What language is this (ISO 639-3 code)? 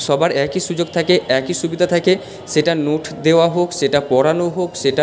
ben